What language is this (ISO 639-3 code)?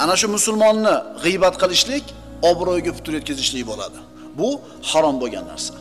tur